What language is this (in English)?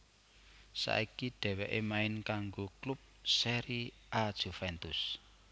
Javanese